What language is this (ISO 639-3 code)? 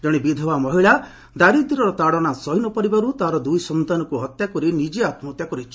ori